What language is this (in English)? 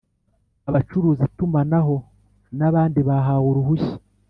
Kinyarwanda